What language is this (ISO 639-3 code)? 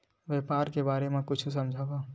hne